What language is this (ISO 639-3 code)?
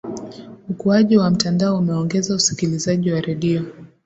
swa